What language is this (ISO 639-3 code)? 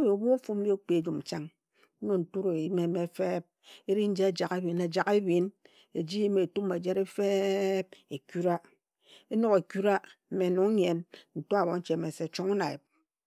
etu